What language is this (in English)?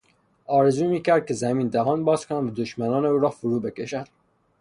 Persian